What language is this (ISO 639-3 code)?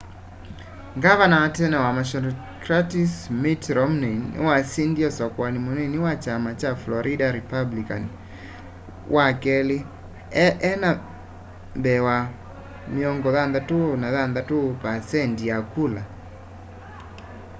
kam